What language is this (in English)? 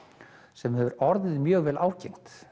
Icelandic